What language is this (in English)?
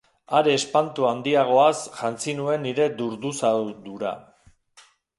Basque